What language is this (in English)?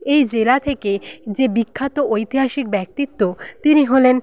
Bangla